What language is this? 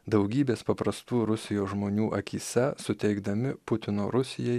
Lithuanian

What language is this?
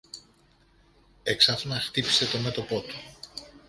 Greek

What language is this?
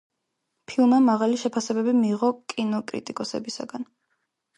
Georgian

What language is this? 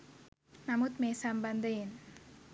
Sinhala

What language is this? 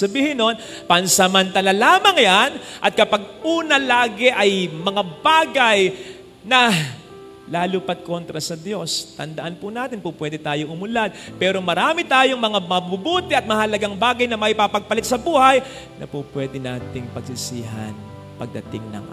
Filipino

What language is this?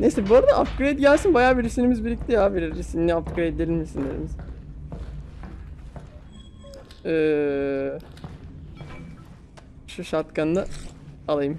Turkish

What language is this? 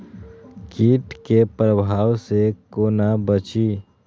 Maithili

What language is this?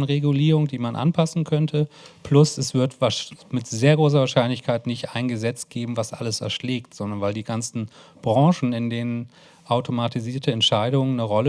German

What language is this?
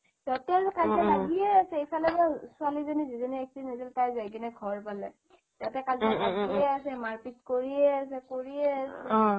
Assamese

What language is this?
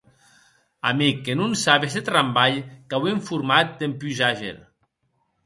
Occitan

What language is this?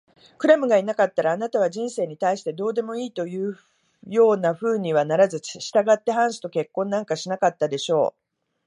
Japanese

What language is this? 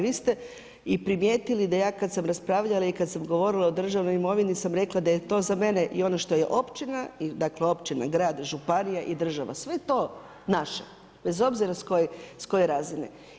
Croatian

